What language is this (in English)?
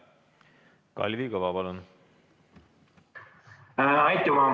Estonian